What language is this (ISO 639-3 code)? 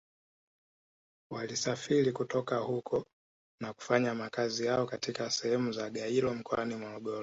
swa